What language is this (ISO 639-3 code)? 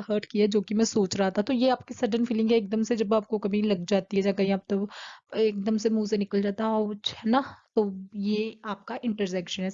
hin